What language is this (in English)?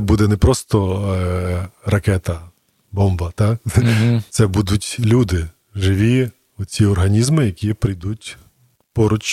Ukrainian